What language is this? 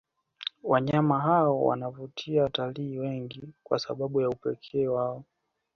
Swahili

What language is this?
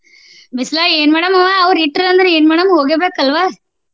Kannada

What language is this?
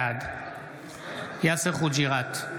Hebrew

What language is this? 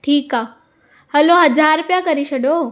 Sindhi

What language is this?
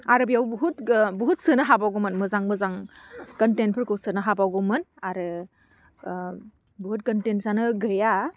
Bodo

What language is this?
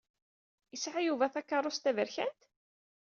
Kabyle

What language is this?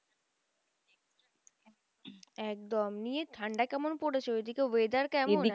Bangla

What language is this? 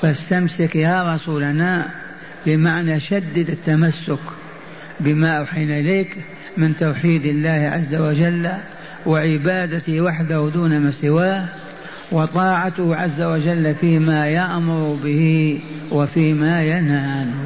Arabic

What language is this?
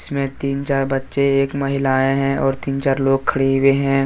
Hindi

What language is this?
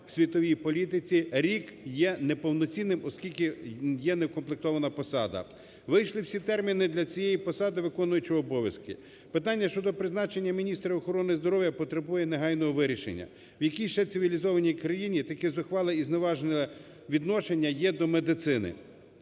Ukrainian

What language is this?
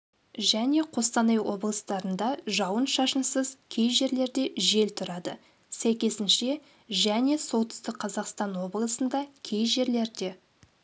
Kazakh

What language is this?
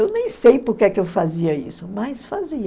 Portuguese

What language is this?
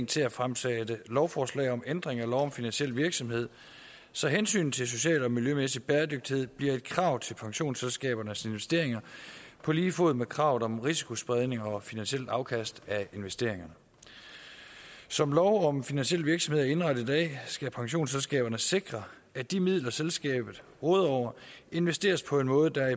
Danish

